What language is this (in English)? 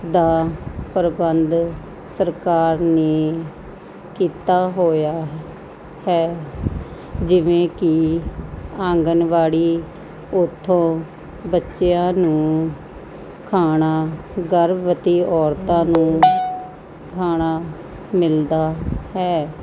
Punjabi